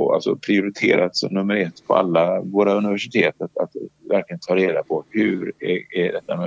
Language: Swedish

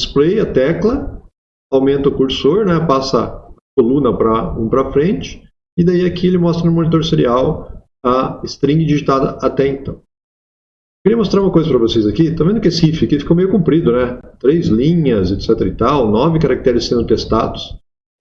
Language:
Portuguese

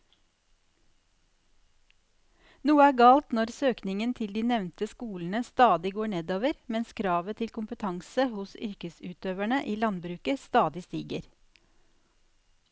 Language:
Norwegian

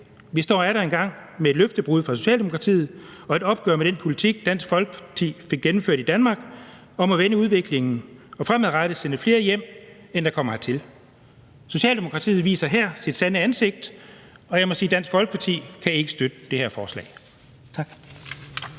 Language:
Danish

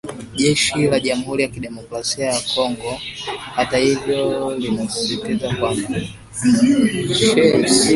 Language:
Swahili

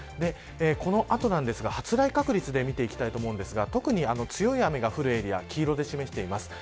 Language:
Japanese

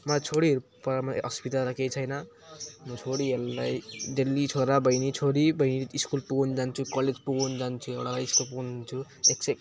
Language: Nepali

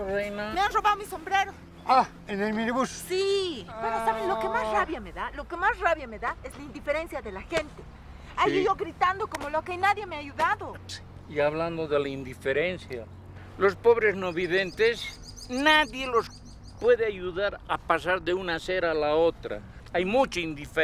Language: Spanish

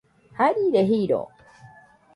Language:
Nüpode Huitoto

